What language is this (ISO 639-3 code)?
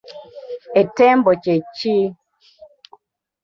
lug